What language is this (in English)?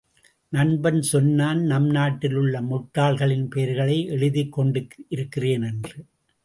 Tamil